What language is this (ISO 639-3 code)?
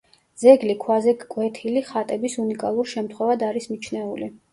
kat